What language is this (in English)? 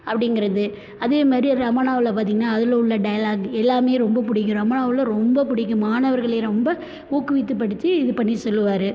Tamil